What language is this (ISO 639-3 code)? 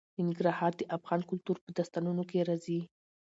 pus